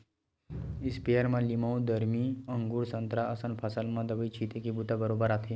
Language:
Chhattisgarhi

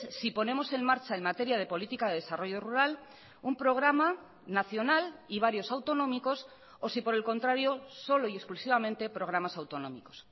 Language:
Spanish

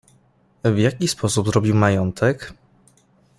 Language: Polish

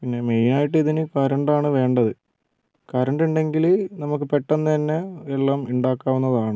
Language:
Malayalam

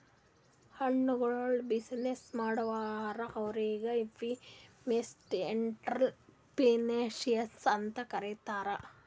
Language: Kannada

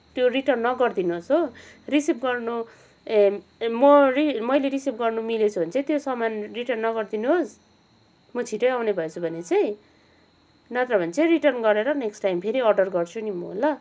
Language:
Nepali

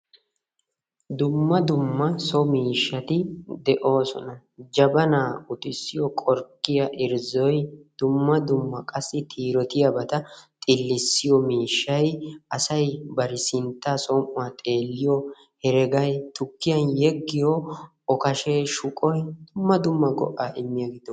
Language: Wolaytta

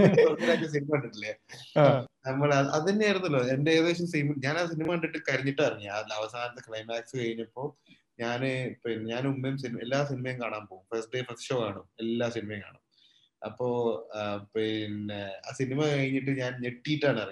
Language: Malayalam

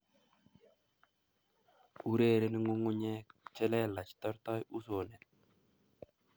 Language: Kalenjin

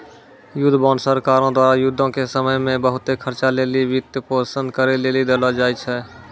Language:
Maithili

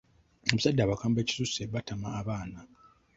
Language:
Ganda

